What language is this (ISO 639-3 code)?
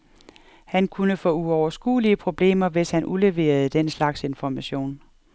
dan